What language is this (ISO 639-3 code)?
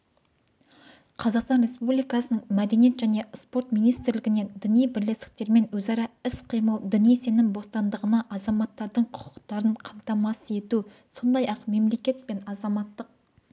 kaz